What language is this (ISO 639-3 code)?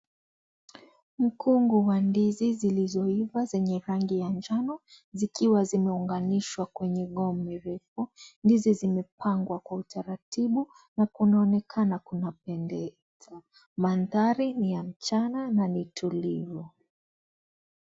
swa